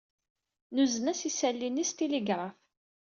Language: Kabyle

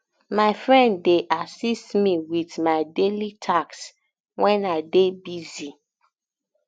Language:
Nigerian Pidgin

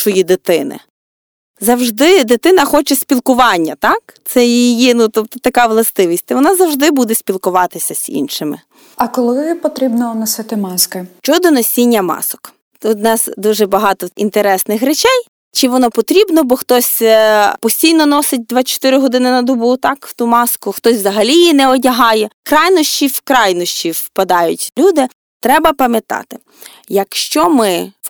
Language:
Ukrainian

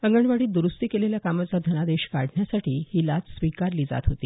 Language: Marathi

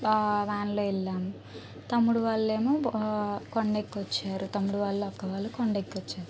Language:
Telugu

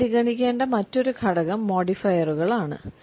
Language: Malayalam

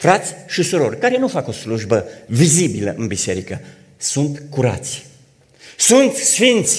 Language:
Romanian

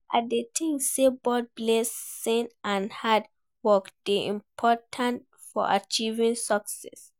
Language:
Nigerian Pidgin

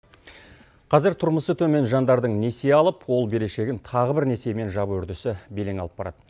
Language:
Kazakh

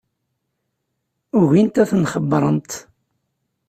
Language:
Kabyle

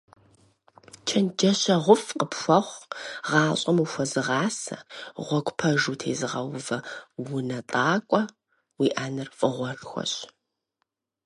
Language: Kabardian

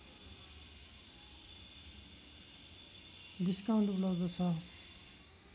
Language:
Nepali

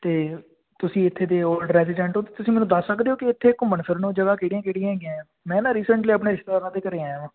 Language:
Punjabi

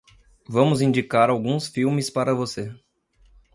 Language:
Portuguese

